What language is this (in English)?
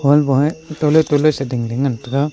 Wancho Naga